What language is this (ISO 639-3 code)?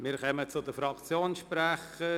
gsw